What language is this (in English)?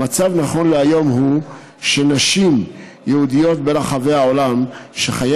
Hebrew